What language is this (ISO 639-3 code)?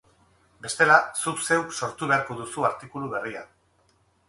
eus